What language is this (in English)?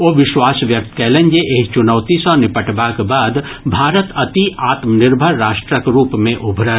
Maithili